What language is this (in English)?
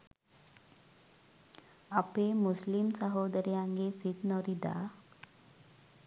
Sinhala